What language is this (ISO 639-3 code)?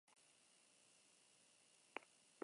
eus